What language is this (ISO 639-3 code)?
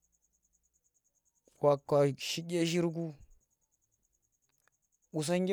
ttr